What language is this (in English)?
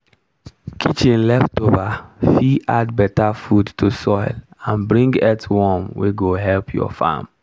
Nigerian Pidgin